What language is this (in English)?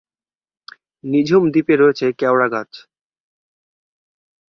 Bangla